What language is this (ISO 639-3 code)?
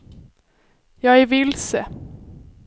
swe